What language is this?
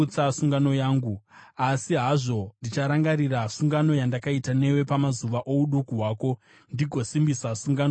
Shona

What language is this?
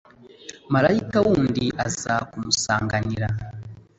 Kinyarwanda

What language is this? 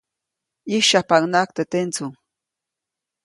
Copainalá Zoque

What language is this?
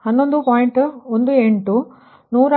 Kannada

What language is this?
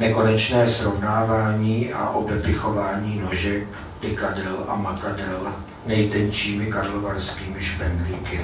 Czech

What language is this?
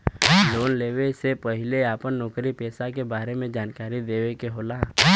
Bhojpuri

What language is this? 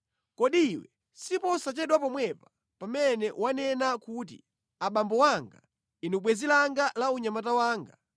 Nyanja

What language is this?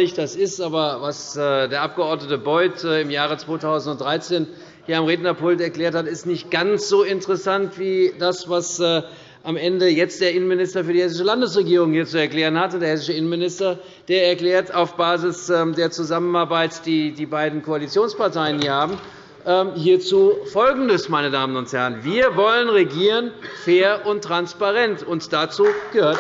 German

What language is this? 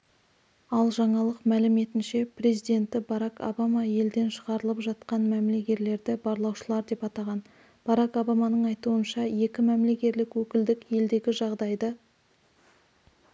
Kazakh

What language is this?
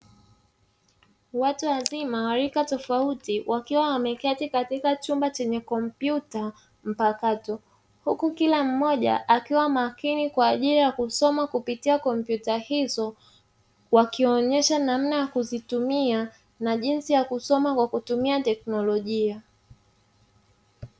Swahili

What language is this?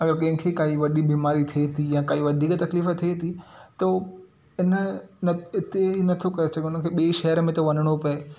Sindhi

